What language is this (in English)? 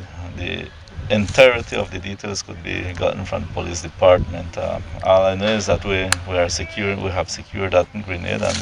English